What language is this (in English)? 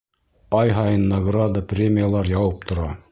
Bashkir